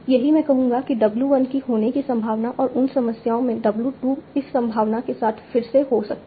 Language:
Hindi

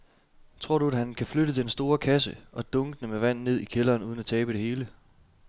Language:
Danish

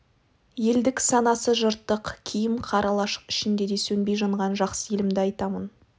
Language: Kazakh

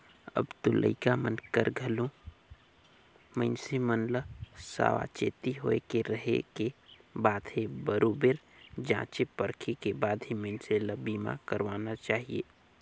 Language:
Chhattisgarhi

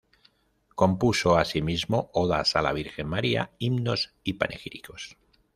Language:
Spanish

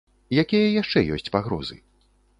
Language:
Belarusian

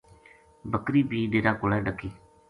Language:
Gujari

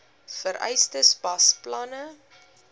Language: Afrikaans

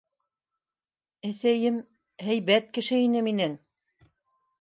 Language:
Bashkir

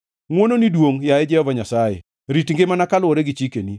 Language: Luo (Kenya and Tanzania)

